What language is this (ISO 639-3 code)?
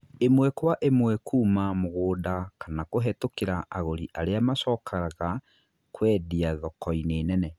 kik